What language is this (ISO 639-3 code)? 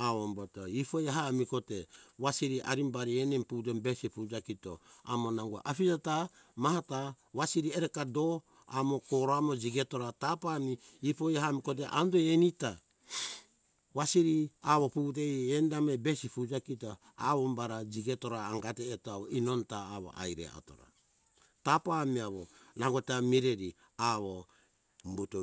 hkk